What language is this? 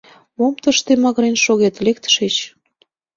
Mari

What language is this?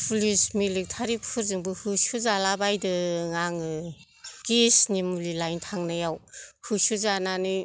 Bodo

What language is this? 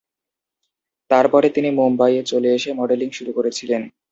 Bangla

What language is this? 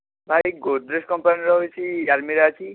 Odia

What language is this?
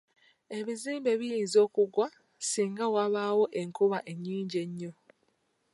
Ganda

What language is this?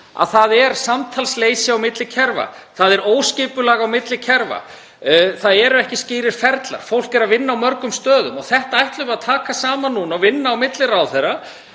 Icelandic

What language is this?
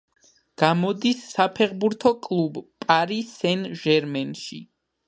Georgian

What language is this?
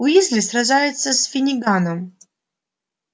Russian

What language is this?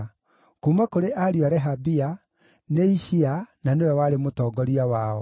Kikuyu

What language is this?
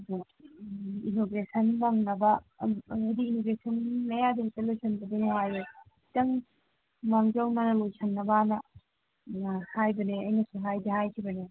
Manipuri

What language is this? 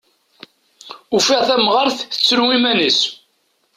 Kabyle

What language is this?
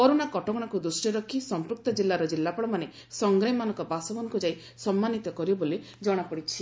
Odia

